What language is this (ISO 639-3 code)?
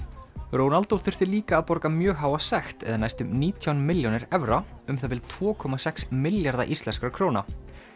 isl